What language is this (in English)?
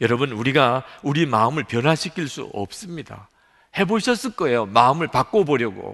Korean